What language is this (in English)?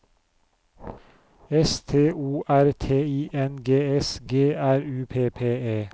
Norwegian